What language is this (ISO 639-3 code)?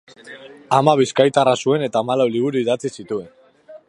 eus